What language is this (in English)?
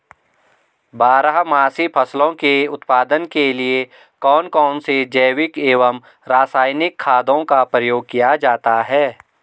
Hindi